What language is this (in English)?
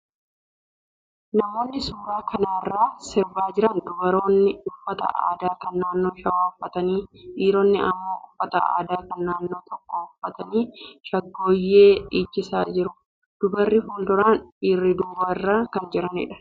Oromo